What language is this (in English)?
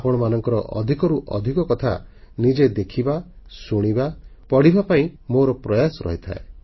Odia